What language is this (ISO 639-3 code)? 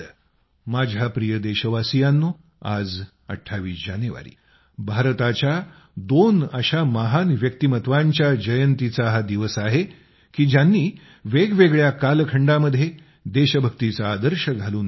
mar